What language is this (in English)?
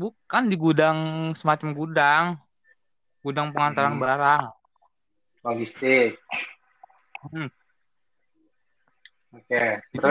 Indonesian